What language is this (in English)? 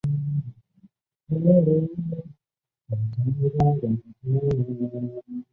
Chinese